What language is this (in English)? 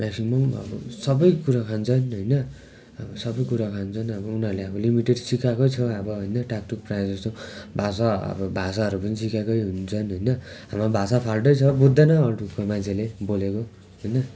Nepali